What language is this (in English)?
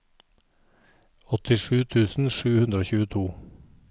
Norwegian